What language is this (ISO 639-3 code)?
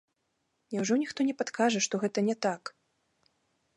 bel